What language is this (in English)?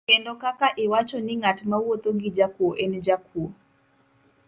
Luo (Kenya and Tanzania)